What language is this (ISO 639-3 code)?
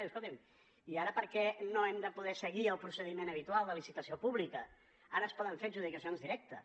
cat